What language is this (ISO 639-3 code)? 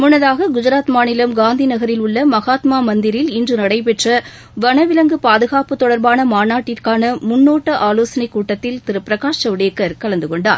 tam